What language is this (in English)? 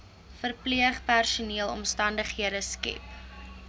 Afrikaans